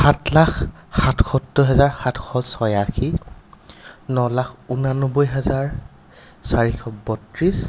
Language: Assamese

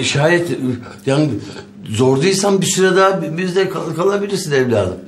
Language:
Turkish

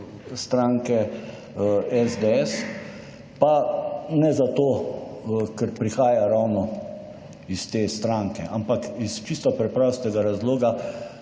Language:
Slovenian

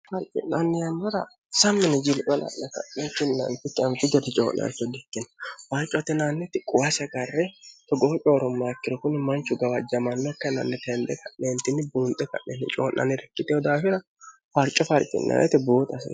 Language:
Sidamo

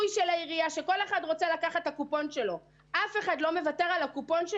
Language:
Hebrew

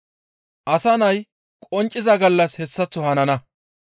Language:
Gamo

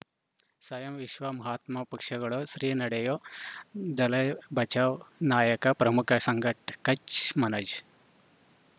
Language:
Kannada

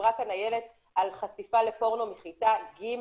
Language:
Hebrew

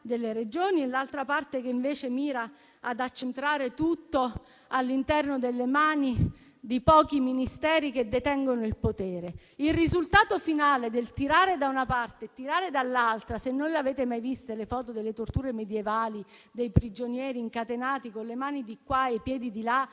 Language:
Italian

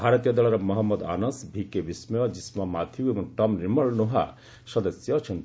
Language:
Odia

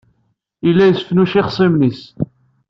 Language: Kabyle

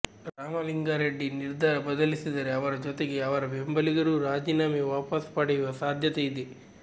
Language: Kannada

